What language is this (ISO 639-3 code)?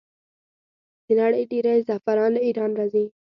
pus